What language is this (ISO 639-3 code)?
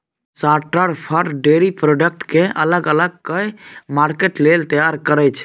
mai